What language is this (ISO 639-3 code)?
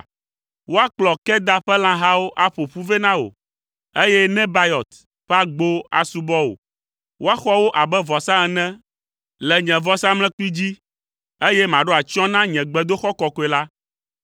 ewe